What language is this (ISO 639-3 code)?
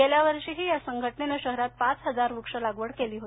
mar